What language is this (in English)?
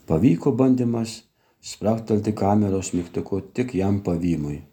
Lithuanian